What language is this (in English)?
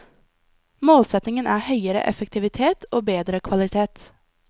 Norwegian